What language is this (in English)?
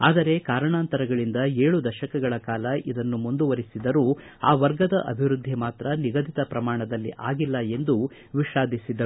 Kannada